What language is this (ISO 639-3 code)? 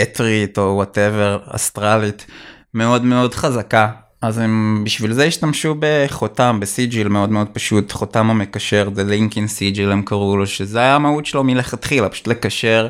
heb